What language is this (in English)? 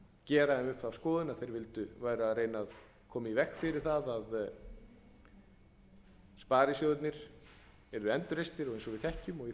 Icelandic